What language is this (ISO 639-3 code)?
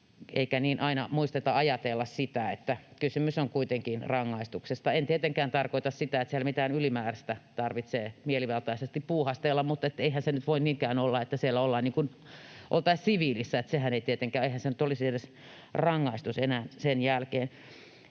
fin